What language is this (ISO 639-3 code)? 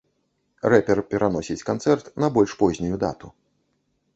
bel